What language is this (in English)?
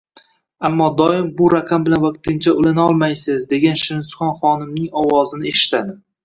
Uzbek